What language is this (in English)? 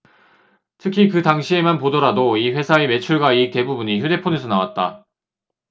Korean